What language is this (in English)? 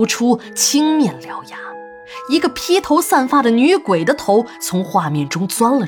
Chinese